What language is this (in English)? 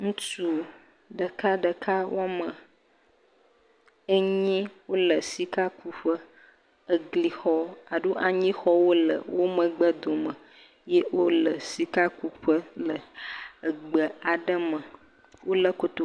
Ewe